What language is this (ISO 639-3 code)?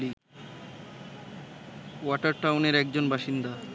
ben